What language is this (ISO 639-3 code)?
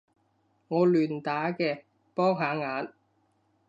yue